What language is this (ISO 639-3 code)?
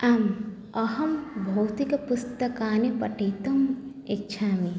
san